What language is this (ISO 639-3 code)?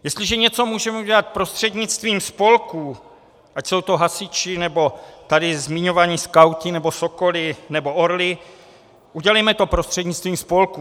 ces